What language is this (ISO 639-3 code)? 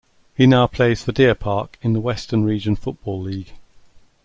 eng